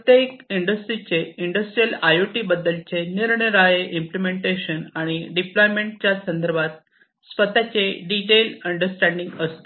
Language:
Marathi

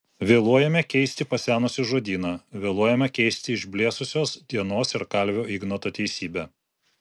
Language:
Lithuanian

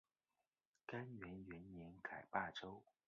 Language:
Chinese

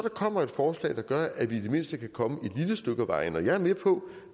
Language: Danish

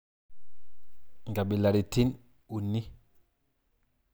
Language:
Masai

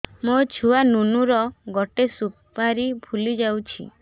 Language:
Odia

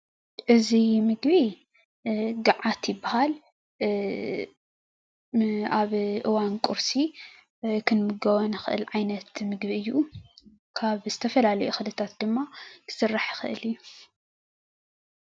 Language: Tigrinya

